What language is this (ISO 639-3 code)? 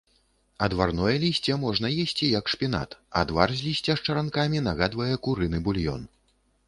bel